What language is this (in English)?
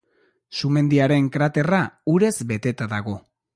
Basque